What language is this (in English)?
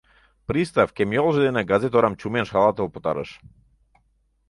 Mari